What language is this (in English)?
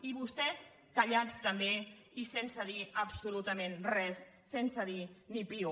Catalan